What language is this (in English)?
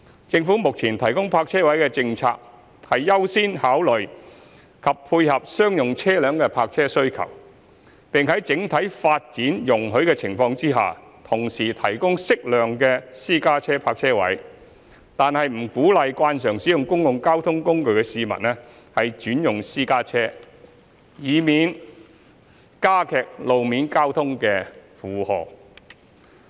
Cantonese